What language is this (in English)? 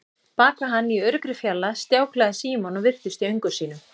Icelandic